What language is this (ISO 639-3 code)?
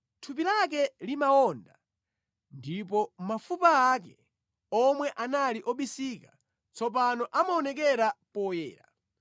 nya